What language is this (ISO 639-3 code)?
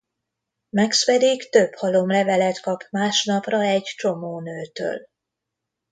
hun